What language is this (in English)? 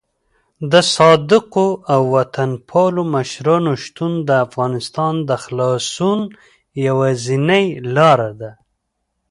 Pashto